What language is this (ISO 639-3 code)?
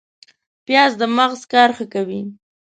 pus